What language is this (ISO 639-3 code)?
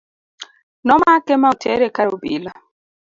luo